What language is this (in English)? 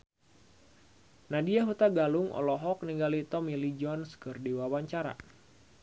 Sundanese